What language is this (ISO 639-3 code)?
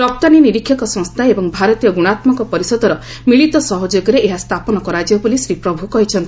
ori